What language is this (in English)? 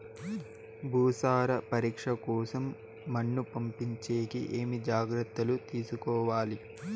Telugu